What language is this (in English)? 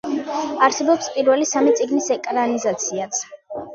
Georgian